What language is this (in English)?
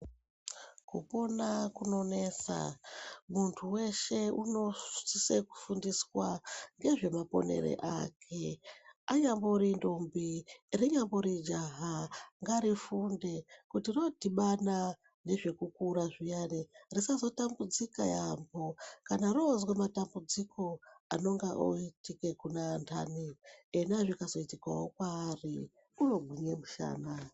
Ndau